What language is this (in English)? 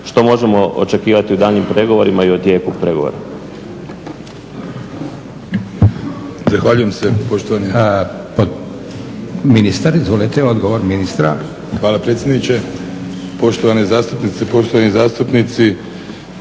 Croatian